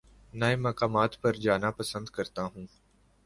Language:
Urdu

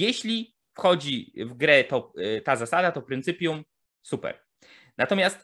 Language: Polish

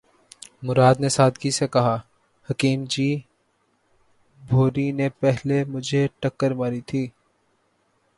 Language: Urdu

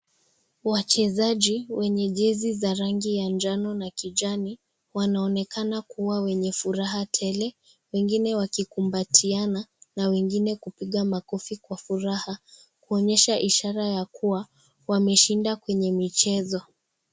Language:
Swahili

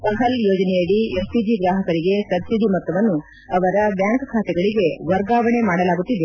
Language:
Kannada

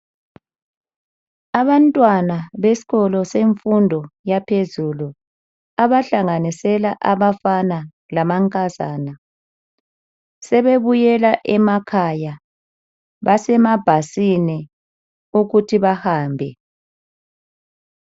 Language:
North Ndebele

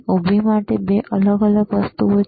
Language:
Gujarati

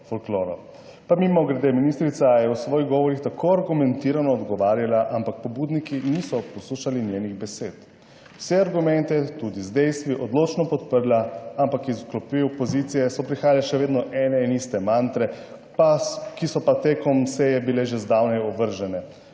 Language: Slovenian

